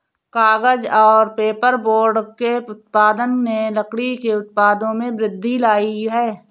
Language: Hindi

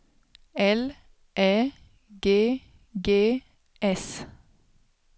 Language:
Swedish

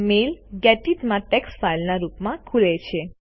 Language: Gujarati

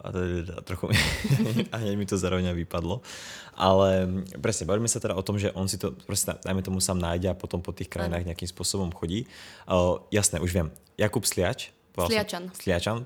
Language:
Czech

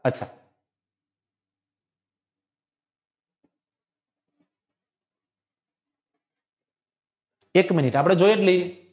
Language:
Gujarati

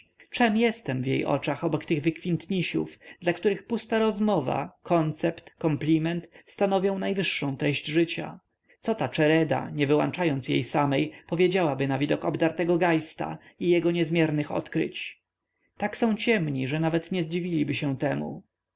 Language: Polish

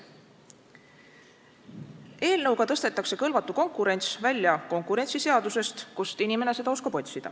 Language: Estonian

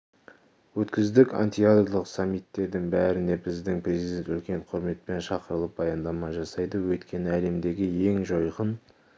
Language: Kazakh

